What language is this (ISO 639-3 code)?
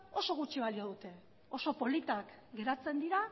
eus